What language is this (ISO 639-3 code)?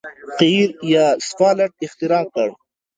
pus